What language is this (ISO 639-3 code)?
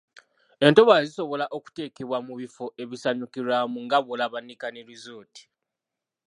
lug